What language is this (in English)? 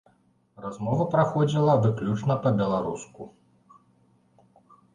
Belarusian